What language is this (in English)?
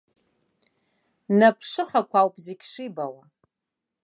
Abkhazian